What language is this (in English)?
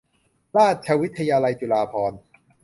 Thai